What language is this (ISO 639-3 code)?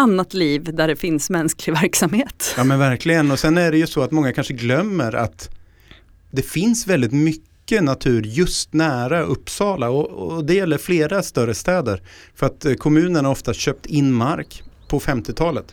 swe